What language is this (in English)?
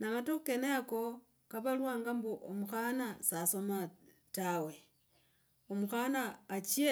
Logooli